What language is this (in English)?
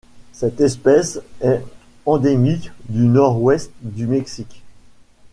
French